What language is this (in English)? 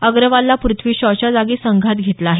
Marathi